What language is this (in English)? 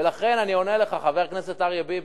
Hebrew